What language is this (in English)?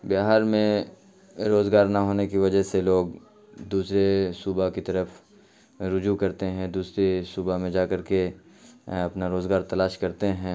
Urdu